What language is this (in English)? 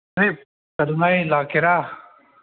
Manipuri